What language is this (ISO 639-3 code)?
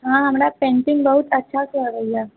mai